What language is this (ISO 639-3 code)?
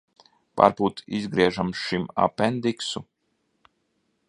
lav